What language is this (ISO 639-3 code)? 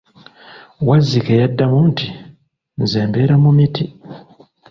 lug